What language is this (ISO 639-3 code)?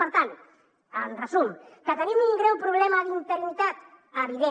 cat